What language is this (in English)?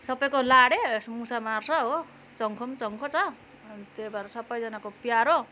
Nepali